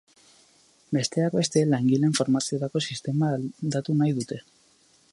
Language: Basque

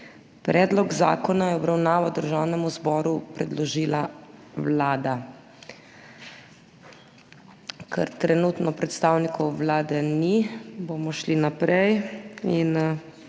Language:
Slovenian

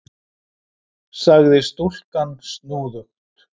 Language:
Icelandic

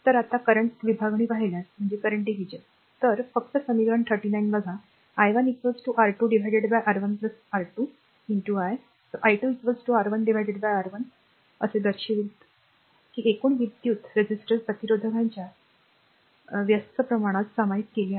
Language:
Marathi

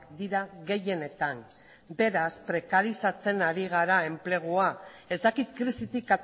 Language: Basque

